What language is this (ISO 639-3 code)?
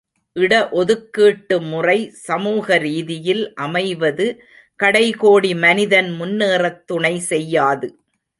tam